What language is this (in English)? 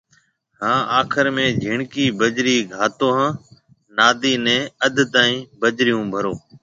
Marwari (Pakistan)